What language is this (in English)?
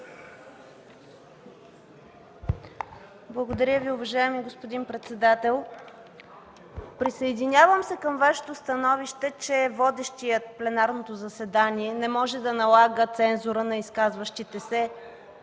Bulgarian